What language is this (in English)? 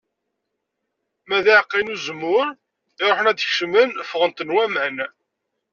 Kabyle